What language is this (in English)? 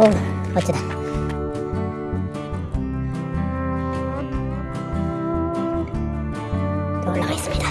Korean